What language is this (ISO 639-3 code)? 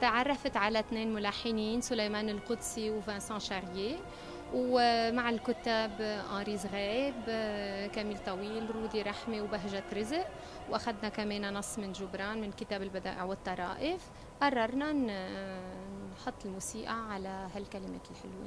ara